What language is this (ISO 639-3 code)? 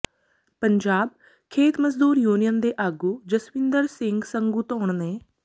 pan